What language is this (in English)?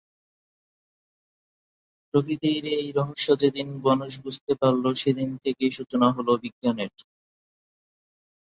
Bangla